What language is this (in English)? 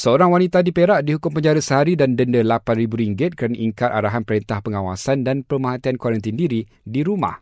Malay